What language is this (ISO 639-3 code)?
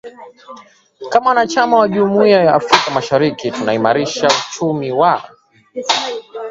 swa